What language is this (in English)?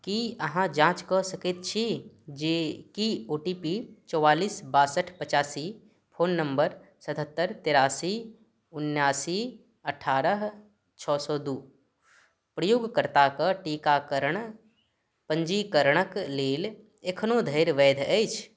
Maithili